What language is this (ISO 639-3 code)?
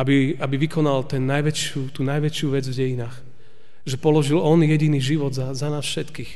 slk